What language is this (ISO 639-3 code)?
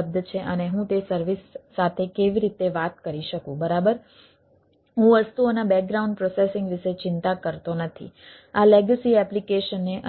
guj